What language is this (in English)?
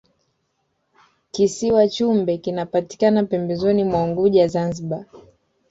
Swahili